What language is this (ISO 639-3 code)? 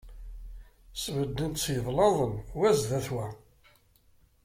kab